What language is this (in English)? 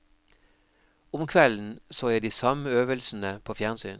Norwegian